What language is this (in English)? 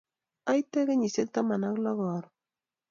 Kalenjin